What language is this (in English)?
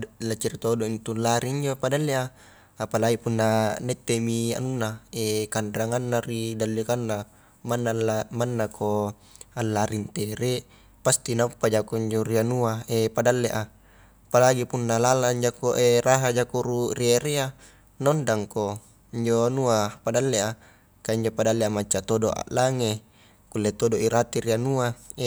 Highland Konjo